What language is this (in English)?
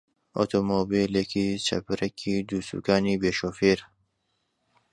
Central Kurdish